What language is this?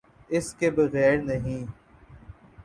Urdu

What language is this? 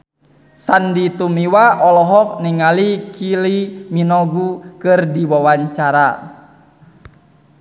Sundanese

